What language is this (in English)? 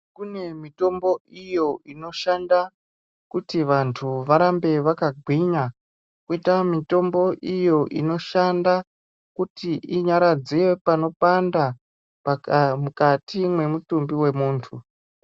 Ndau